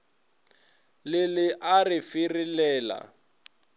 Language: Northern Sotho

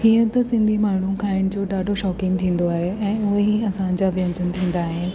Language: Sindhi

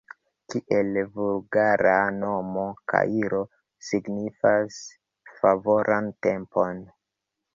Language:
Esperanto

